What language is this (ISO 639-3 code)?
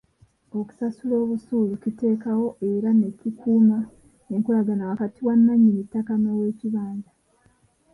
lug